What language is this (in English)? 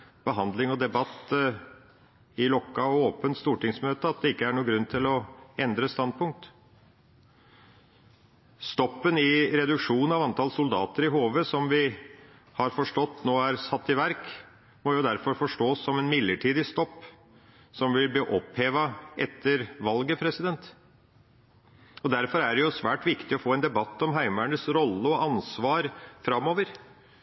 Norwegian Bokmål